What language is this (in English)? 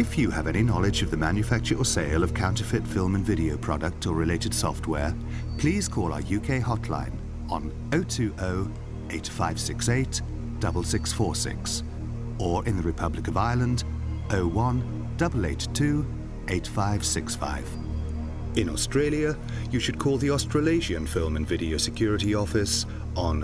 English